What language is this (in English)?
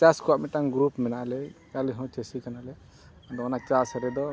Santali